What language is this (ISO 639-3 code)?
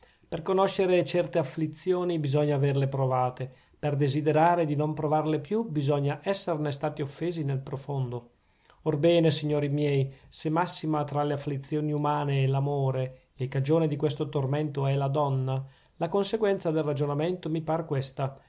ita